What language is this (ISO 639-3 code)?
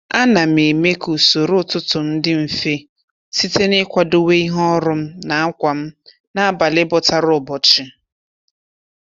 ibo